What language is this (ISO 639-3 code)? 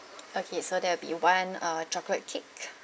eng